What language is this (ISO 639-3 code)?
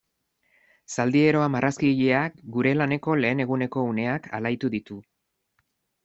eus